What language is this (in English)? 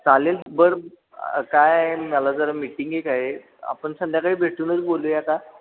Marathi